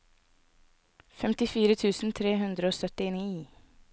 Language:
Norwegian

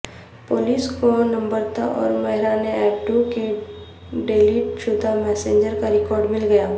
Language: Urdu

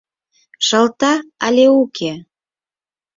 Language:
Mari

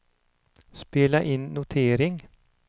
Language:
Swedish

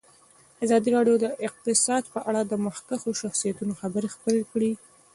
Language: Pashto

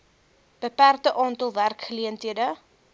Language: Afrikaans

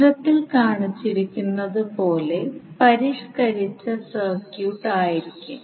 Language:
Malayalam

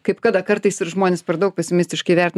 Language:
Lithuanian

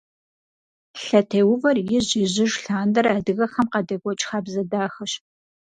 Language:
Kabardian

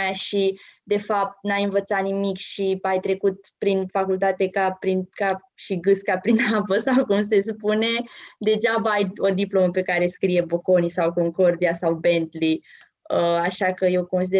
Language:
Romanian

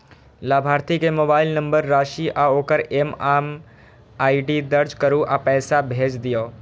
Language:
Maithili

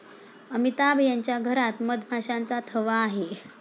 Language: Marathi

